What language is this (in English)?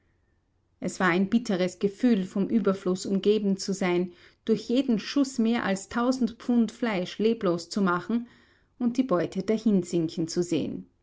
German